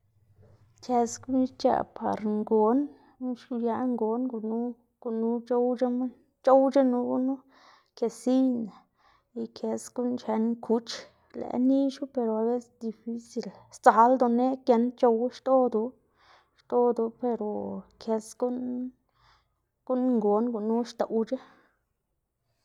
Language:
Xanaguía Zapotec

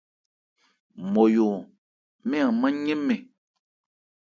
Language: Ebrié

